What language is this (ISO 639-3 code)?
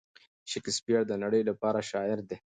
pus